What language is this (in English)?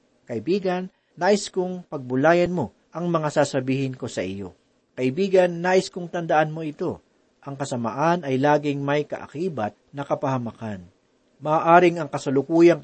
Filipino